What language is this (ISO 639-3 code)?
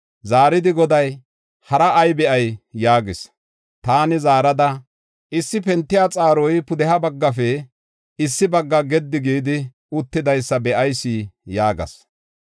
gof